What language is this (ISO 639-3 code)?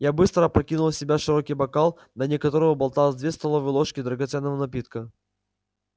rus